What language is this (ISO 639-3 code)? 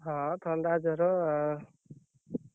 ori